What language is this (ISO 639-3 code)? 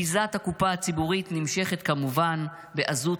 heb